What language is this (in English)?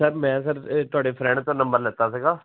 Punjabi